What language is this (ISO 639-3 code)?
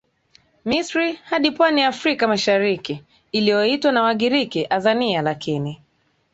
swa